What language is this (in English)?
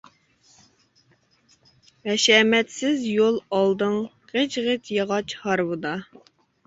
Uyghur